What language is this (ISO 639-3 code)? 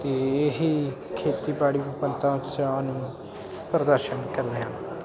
pan